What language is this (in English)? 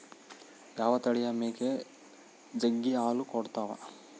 Kannada